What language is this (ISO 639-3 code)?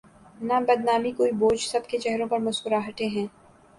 urd